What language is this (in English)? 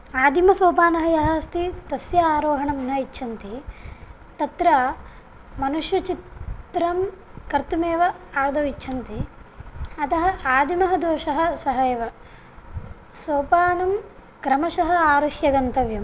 Sanskrit